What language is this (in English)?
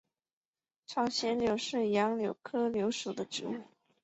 Chinese